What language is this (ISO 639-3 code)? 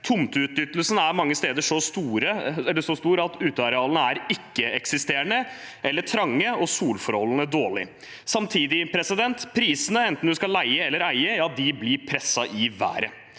nor